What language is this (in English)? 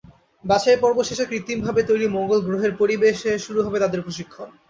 Bangla